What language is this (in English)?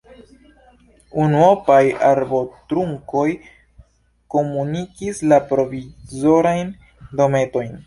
Esperanto